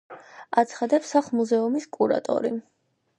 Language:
Georgian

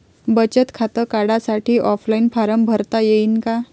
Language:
Marathi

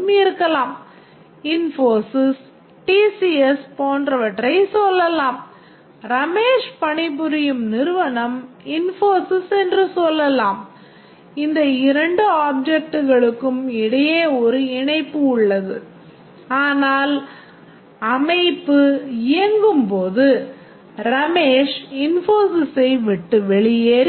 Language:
Tamil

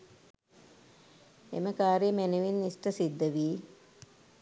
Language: Sinhala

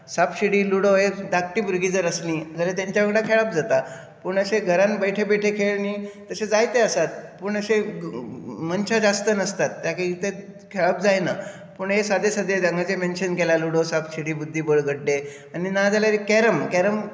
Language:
Konkani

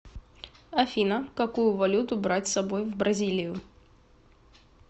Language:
Russian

